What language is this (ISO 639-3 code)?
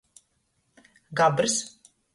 ltg